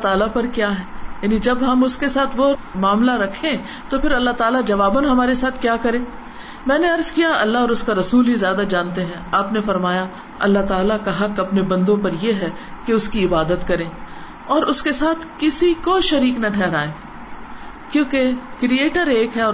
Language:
Urdu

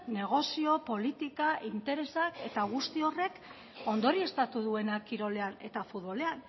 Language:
Basque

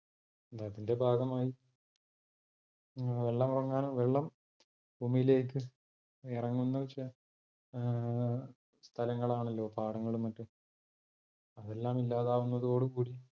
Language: Malayalam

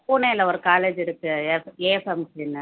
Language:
Tamil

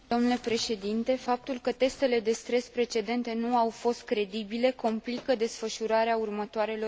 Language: Romanian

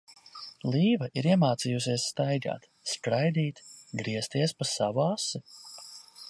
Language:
Latvian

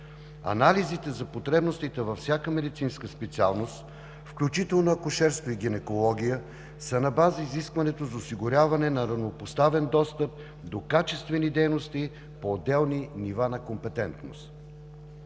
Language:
Bulgarian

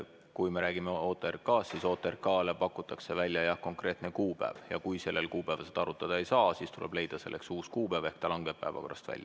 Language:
Estonian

